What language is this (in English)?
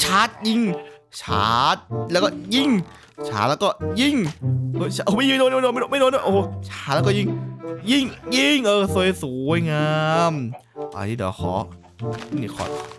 Thai